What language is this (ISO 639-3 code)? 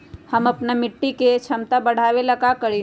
mag